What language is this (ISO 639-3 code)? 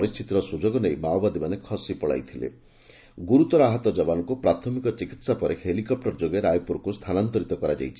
ori